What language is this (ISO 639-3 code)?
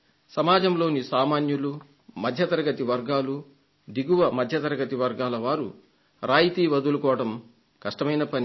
tel